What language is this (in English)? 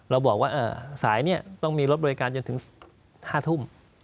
Thai